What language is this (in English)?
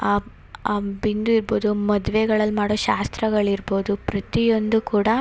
Kannada